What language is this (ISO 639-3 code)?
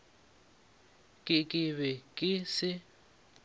nso